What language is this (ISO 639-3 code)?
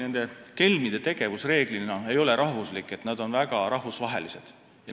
est